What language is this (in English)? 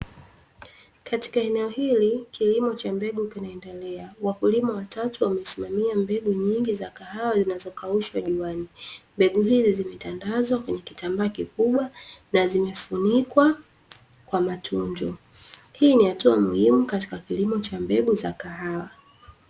Swahili